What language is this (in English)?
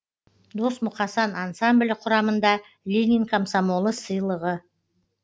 Kazakh